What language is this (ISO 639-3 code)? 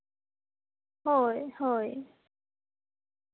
sat